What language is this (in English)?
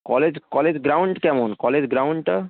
Bangla